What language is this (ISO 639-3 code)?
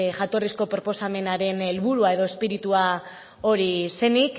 eus